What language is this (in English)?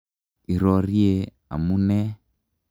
Kalenjin